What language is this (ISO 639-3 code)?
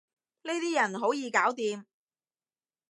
yue